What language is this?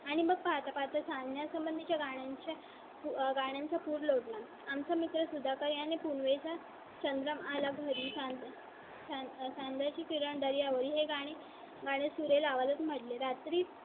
Marathi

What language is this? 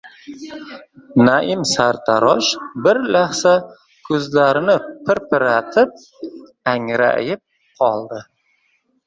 Uzbek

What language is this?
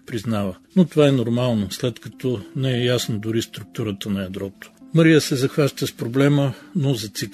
Bulgarian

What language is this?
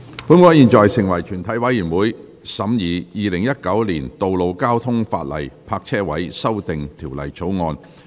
Cantonese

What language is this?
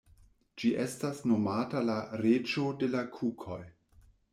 Esperanto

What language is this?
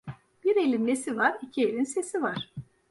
Turkish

